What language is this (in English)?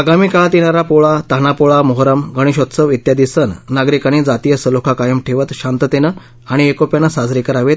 Marathi